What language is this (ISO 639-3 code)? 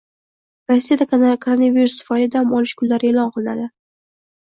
uzb